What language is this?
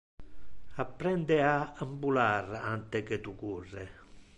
Interlingua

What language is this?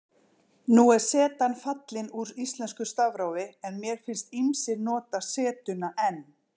Icelandic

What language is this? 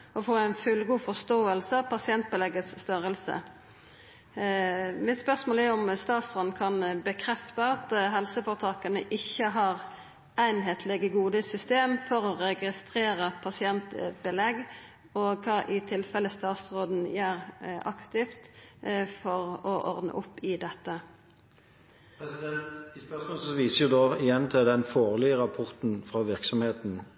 Norwegian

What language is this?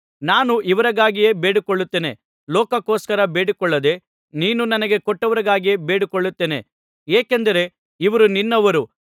Kannada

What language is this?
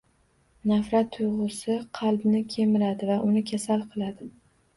Uzbek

